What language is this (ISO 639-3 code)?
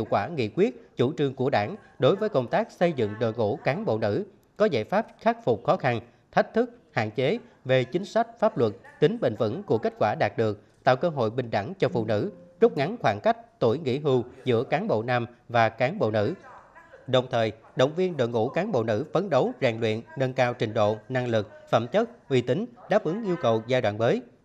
vie